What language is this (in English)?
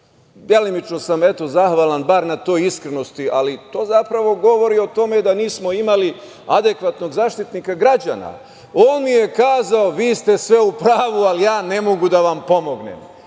Serbian